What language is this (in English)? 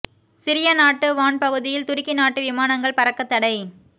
Tamil